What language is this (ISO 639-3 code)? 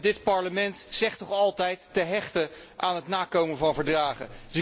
nld